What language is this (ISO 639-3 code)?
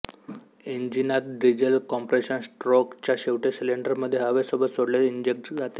mar